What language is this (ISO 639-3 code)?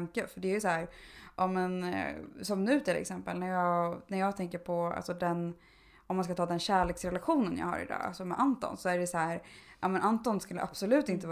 swe